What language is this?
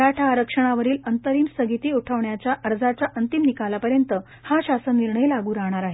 Marathi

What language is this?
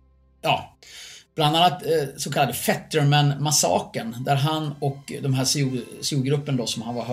Swedish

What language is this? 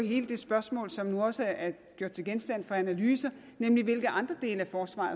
Danish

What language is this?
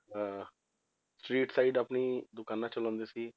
Punjabi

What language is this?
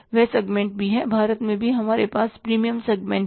Hindi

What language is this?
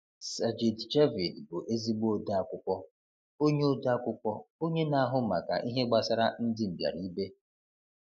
Igbo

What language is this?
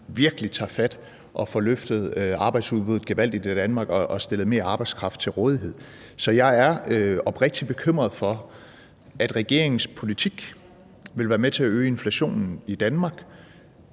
Danish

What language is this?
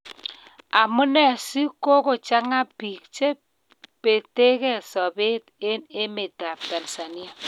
Kalenjin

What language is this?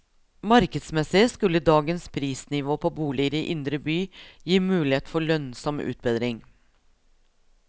Norwegian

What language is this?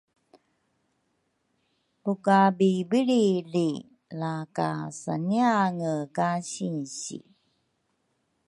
Rukai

